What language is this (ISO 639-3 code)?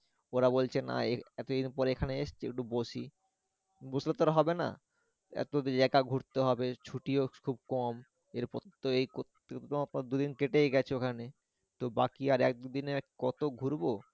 ben